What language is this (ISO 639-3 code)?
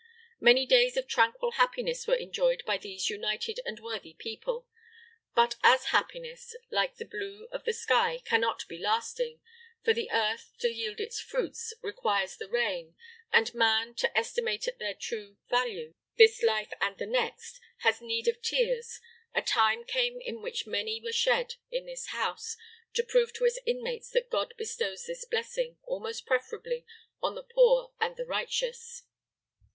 eng